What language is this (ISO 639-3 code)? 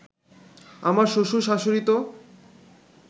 ben